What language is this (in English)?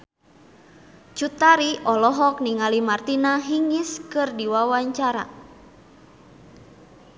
Sundanese